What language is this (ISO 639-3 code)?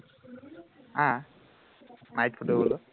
asm